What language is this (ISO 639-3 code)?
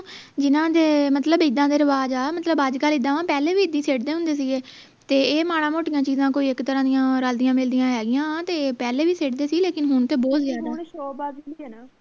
pan